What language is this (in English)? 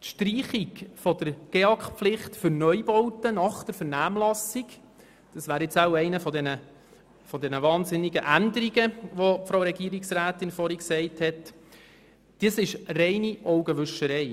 Swiss German